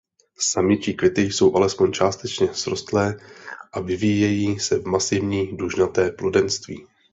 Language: Czech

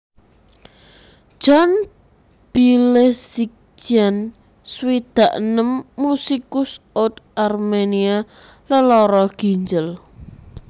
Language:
Javanese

